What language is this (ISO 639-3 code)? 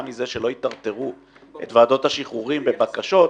heb